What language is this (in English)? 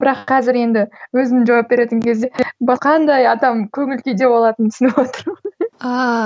Kazakh